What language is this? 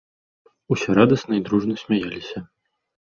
Belarusian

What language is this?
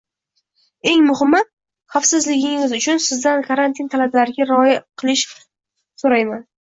Uzbek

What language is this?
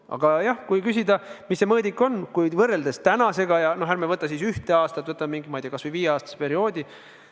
Estonian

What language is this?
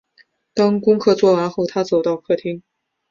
Chinese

